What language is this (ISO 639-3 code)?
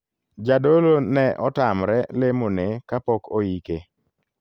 luo